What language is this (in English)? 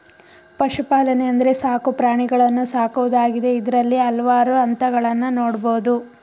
Kannada